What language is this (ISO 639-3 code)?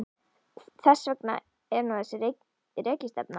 isl